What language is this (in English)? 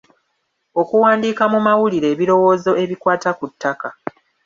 Ganda